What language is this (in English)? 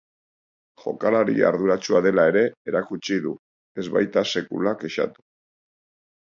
Basque